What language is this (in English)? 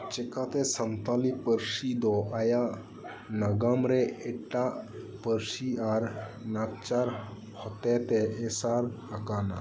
Santali